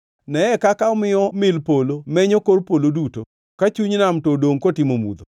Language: Luo (Kenya and Tanzania)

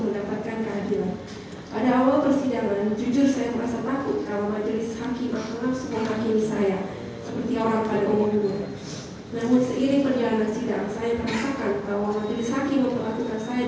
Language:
Indonesian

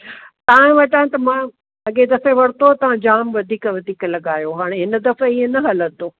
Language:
Sindhi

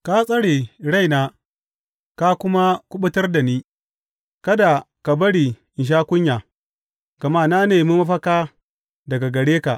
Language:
Hausa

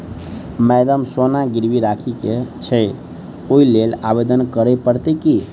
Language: Maithili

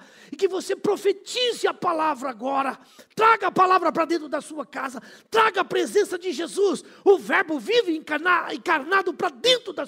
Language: Portuguese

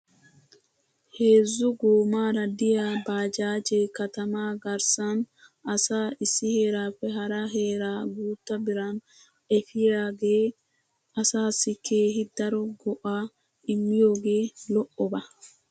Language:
Wolaytta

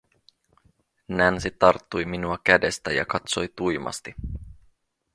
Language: Finnish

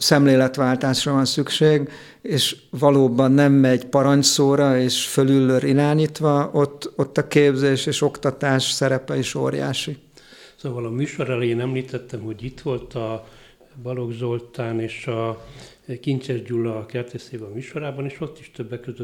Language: Hungarian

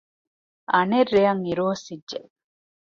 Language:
Divehi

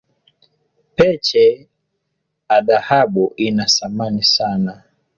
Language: Swahili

